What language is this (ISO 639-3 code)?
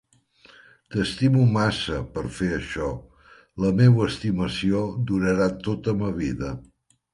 cat